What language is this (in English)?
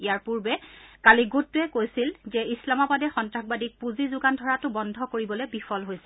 Assamese